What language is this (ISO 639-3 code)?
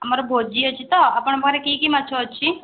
ori